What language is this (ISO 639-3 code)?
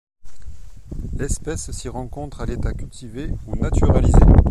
fra